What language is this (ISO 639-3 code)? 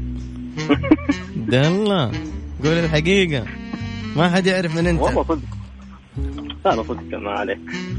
ara